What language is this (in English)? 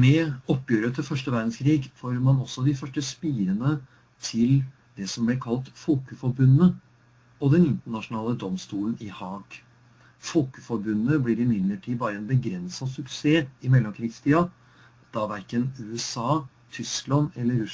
Norwegian